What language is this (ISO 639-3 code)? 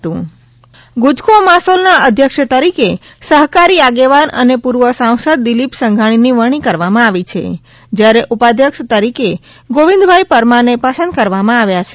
guj